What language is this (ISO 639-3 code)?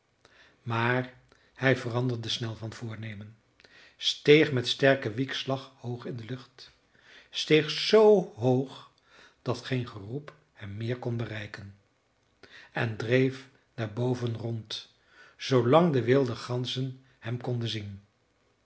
nld